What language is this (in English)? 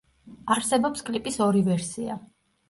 Georgian